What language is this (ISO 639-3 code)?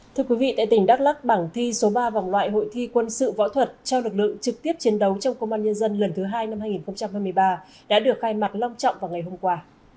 vie